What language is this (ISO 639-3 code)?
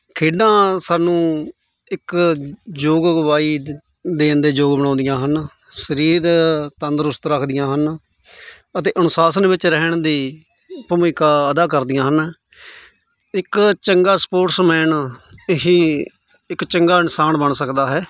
pan